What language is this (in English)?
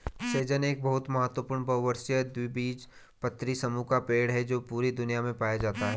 Hindi